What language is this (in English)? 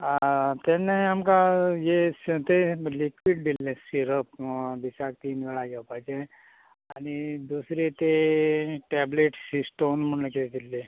Konkani